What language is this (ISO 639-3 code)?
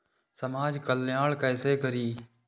mai